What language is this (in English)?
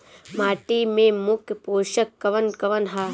Bhojpuri